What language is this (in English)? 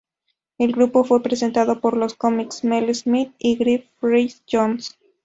Spanish